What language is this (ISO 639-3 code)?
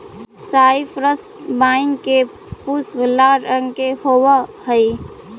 mag